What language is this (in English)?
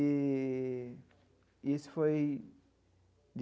Portuguese